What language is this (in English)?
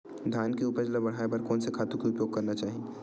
Chhattisgarhi